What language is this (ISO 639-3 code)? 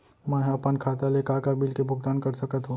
hne